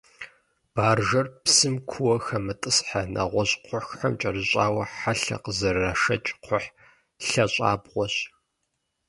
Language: Kabardian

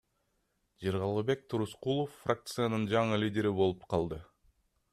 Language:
Kyrgyz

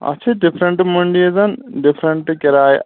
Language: Kashmiri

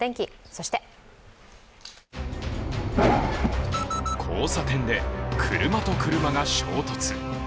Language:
Japanese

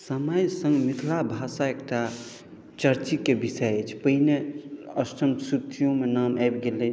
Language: Maithili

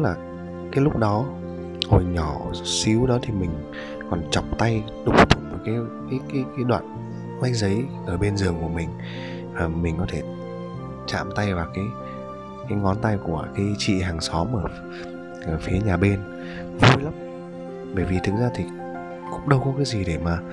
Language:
Vietnamese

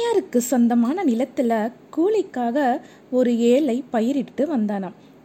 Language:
Tamil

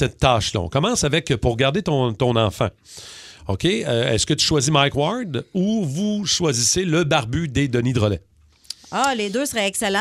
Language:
French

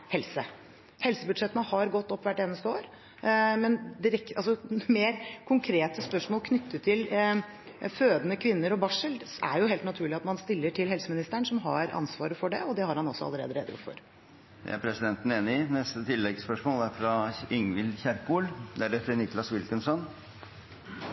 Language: Norwegian Bokmål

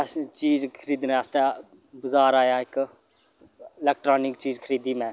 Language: Dogri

